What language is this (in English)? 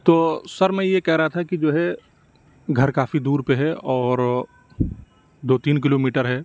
Urdu